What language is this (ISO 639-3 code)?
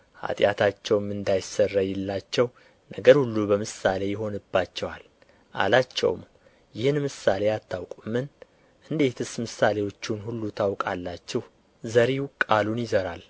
amh